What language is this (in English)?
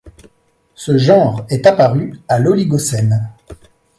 French